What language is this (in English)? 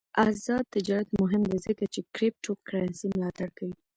Pashto